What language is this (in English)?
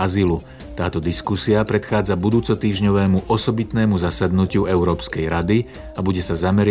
Slovak